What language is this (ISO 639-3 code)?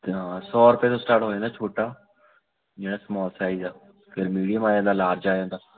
pan